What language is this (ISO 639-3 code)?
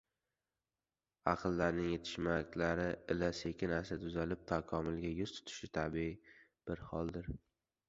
uzb